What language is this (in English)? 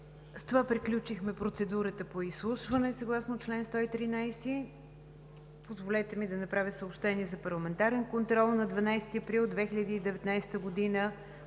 Bulgarian